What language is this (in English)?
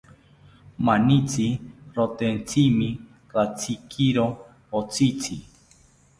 South Ucayali Ashéninka